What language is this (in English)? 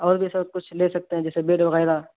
Urdu